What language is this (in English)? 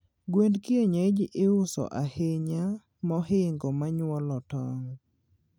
Luo (Kenya and Tanzania)